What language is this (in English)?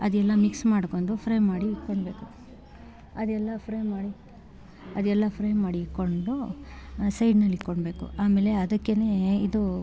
Kannada